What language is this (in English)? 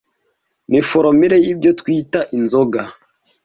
Kinyarwanda